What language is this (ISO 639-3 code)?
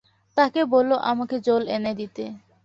ben